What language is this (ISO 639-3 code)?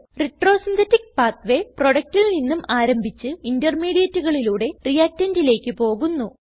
mal